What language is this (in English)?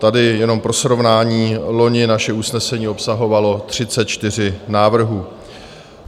Czech